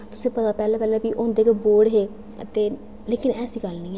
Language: Dogri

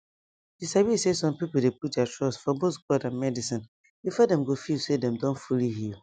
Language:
Nigerian Pidgin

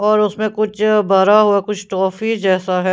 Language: Hindi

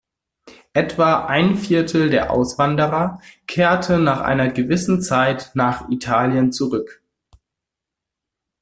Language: German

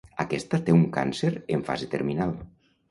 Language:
Catalan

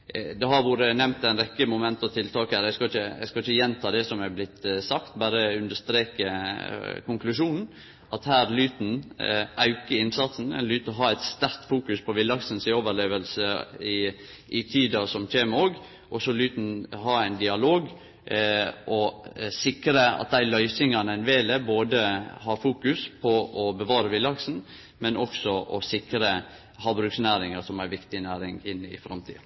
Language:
Norwegian Nynorsk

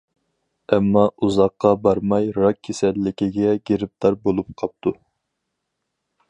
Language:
Uyghur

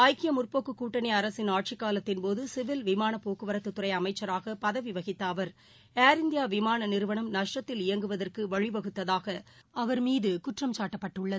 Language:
Tamil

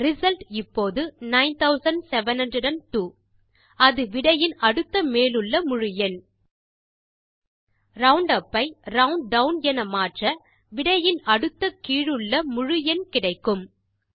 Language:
Tamil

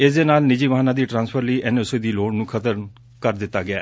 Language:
Punjabi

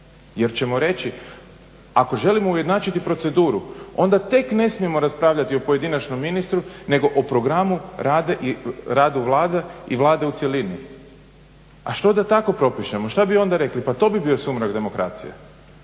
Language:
Croatian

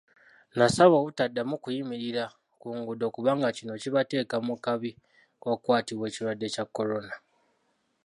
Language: Ganda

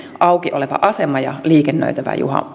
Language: Finnish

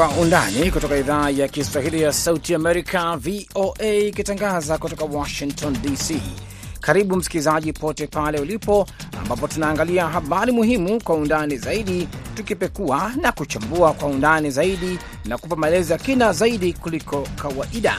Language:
Swahili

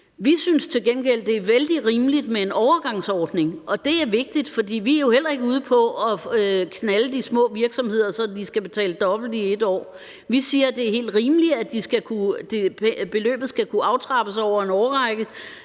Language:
Danish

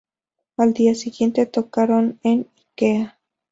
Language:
Spanish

